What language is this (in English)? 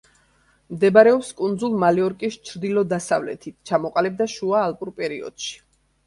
Georgian